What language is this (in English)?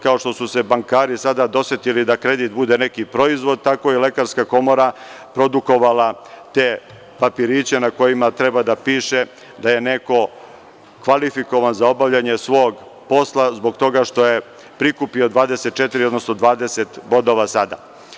Serbian